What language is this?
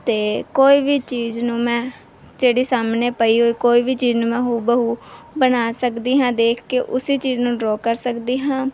Punjabi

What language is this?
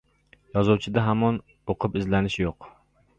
Uzbek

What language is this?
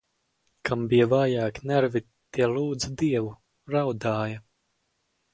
Latvian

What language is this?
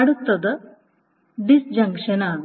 Malayalam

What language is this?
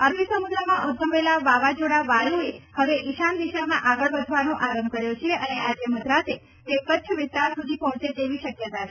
Gujarati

